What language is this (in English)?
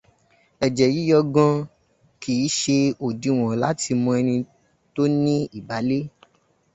Yoruba